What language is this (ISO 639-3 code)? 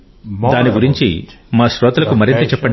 tel